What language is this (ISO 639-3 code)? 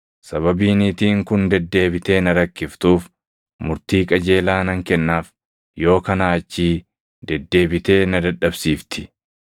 orm